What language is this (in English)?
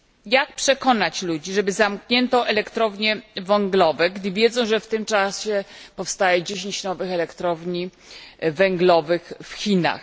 Polish